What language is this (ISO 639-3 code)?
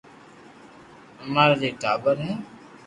lrk